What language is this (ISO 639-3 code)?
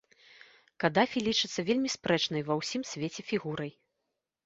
bel